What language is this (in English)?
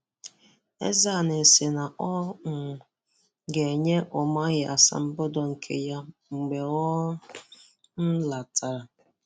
Igbo